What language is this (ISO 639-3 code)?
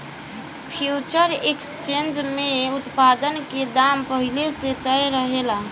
bho